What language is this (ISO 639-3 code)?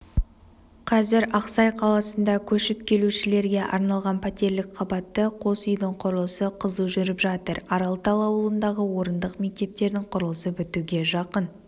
kaz